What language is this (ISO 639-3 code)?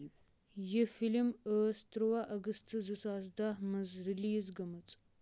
kas